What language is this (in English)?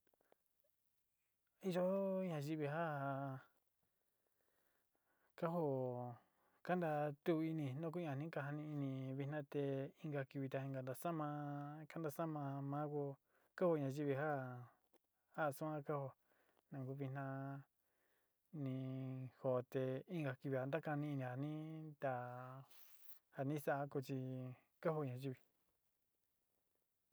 Sinicahua Mixtec